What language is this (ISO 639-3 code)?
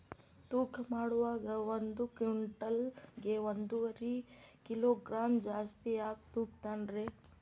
kan